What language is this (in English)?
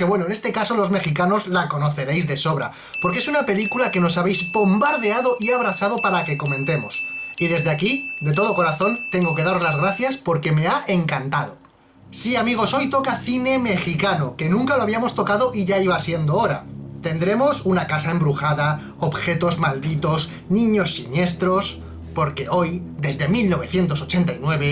Spanish